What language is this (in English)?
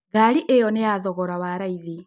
Kikuyu